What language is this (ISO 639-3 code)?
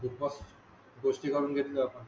mar